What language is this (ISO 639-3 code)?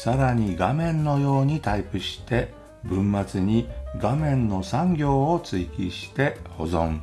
jpn